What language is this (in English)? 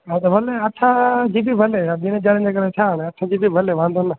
Sindhi